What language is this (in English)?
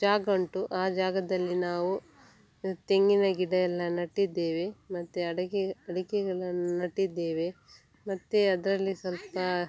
Kannada